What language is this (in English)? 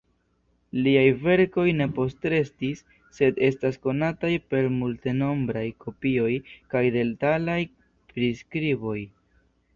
Esperanto